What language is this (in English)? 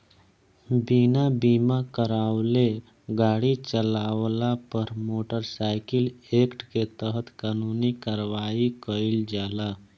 Bhojpuri